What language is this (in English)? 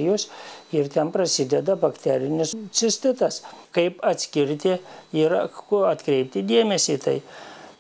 Lithuanian